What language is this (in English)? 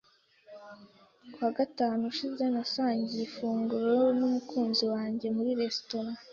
Kinyarwanda